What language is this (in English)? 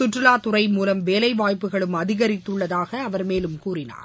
Tamil